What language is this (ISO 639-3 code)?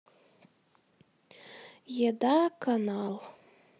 rus